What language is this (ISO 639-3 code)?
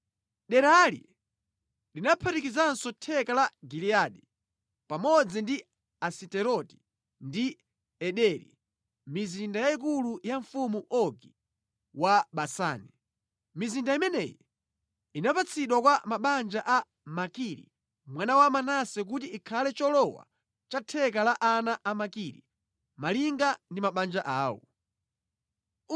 nya